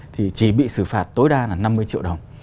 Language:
Vietnamese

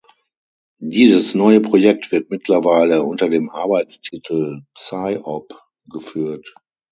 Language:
German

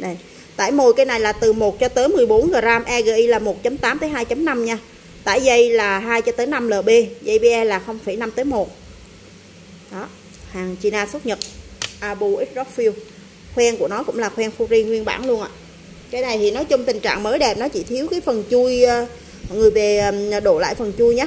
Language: Vietnamese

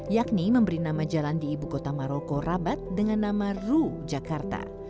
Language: Indonesian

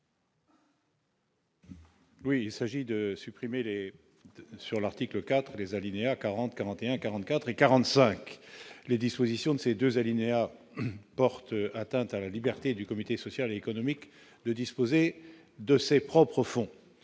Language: French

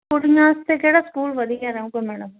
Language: Punjabi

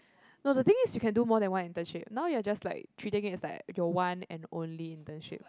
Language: English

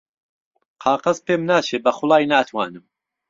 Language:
Central Kurdish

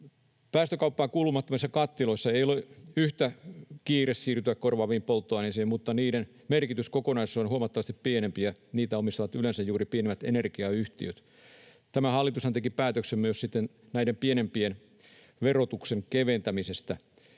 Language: Finnish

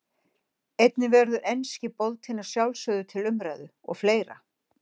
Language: Icelandic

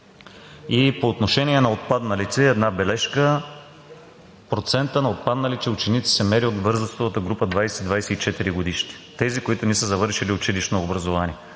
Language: Bulgarian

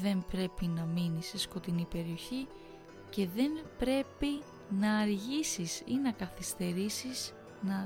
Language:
Greek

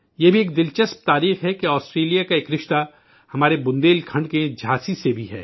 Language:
Urdu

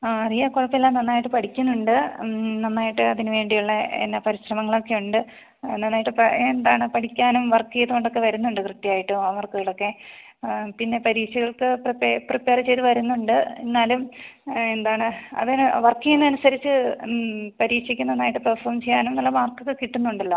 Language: Malayalam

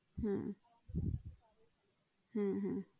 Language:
Bangla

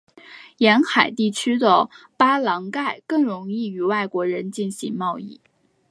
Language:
Chinese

